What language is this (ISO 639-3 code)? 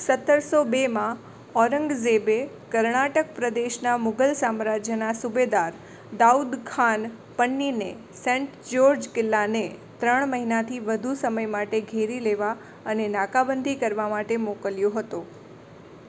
guj